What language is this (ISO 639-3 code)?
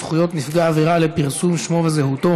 heb